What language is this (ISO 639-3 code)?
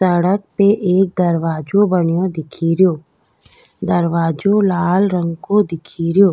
raj